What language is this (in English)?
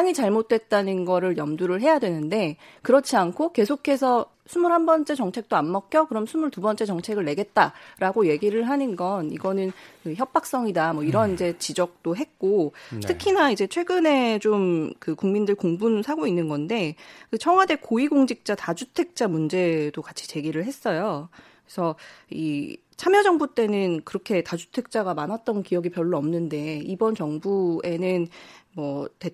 Korean